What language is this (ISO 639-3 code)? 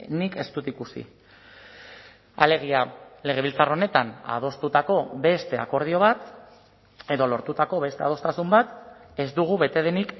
eus